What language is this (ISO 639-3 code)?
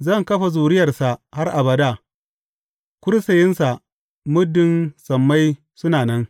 hau